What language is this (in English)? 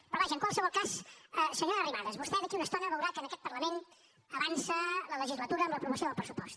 Catalan